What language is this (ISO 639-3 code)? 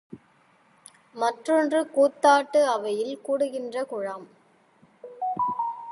tam